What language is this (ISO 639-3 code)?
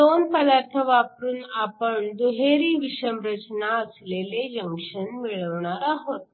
mar